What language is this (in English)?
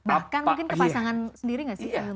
Indonesian